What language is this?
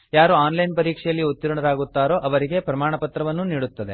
Kannada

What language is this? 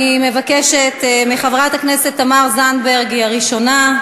Hebrew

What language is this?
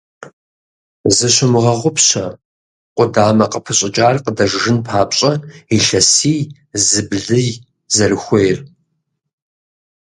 Kabardian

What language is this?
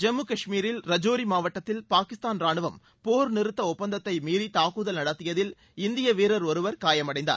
Tamil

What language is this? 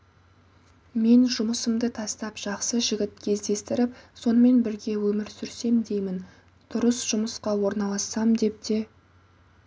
Kazakh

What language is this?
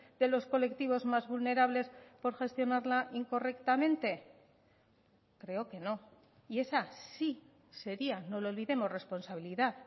Spanish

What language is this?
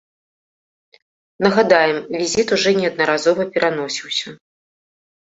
Belarusian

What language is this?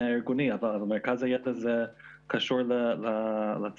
Hebrew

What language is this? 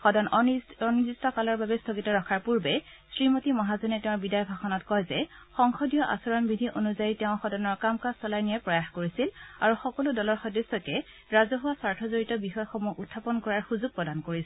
Assamese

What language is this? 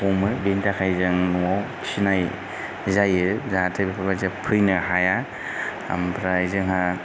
Bodo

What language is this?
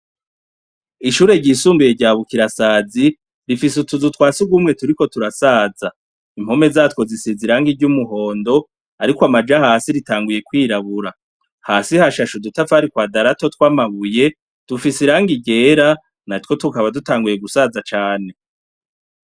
Rundi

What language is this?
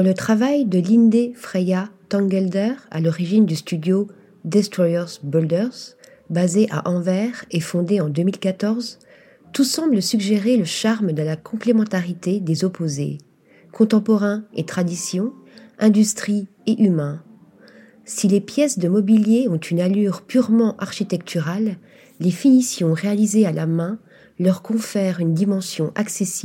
French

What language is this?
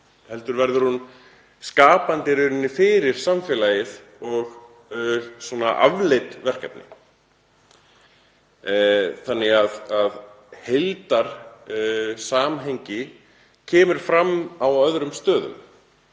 Icelandic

